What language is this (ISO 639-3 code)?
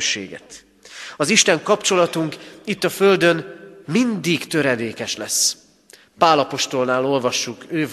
hun